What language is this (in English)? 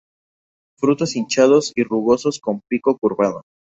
Spanish